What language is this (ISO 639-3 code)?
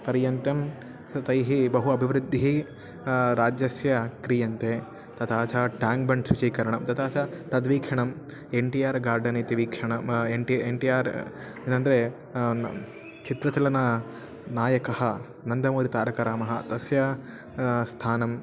san